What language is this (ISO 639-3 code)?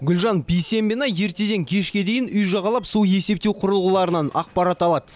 kaz